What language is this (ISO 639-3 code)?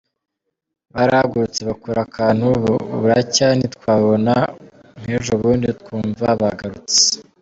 kin